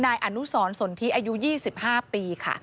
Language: Thai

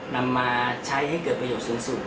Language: Thai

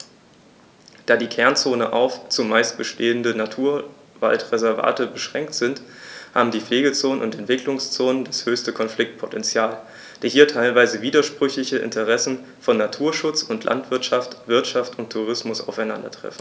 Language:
German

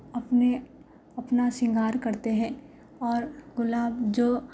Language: Urdu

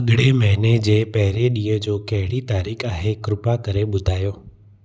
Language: Sindhi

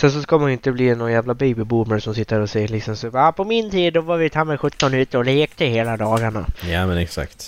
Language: Swedish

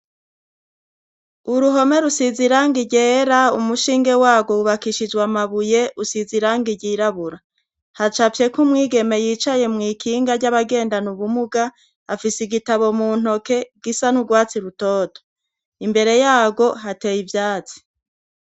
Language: Rundi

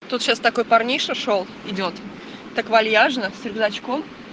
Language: Russian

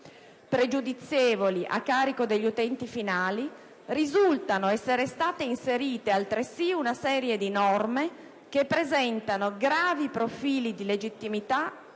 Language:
Italian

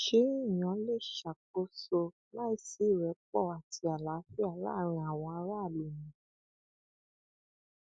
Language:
Yoruba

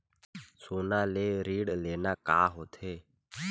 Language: Chhattisgarhi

